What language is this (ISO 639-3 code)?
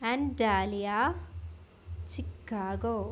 mal